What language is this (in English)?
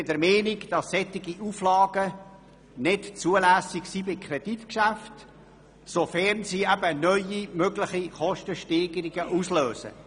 Swiss German